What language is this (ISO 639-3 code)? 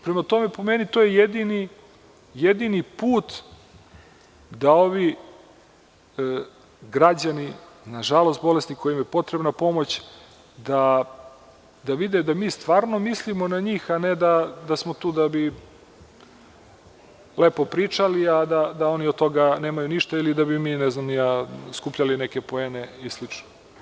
srp